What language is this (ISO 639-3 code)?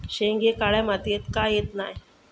mar